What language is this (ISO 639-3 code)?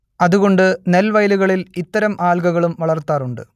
mal